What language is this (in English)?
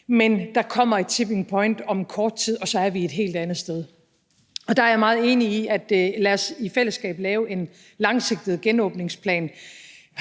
Danish